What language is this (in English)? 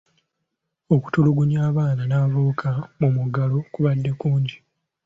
Ganda